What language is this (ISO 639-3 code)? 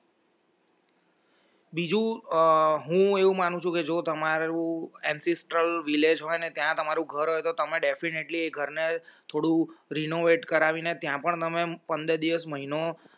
guj